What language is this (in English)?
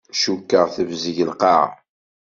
Kabyle